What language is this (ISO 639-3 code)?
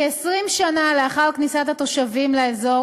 heb